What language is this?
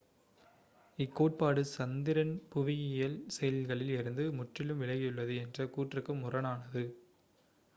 Tamil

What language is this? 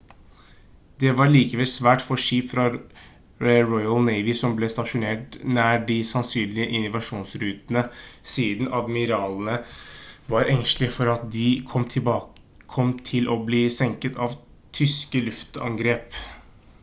Norwegian Bokmål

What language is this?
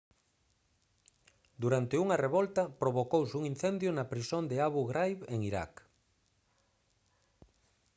Galician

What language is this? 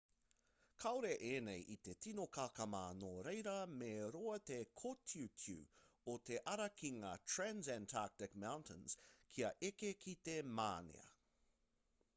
Māori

